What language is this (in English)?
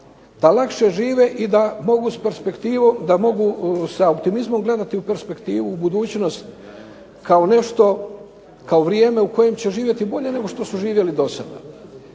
Croatian